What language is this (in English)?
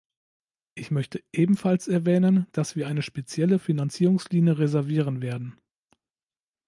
German